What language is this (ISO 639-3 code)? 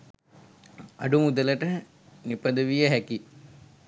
sin